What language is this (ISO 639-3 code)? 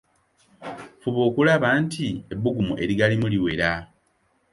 lug